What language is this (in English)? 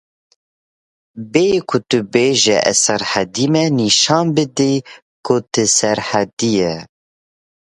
Kurdish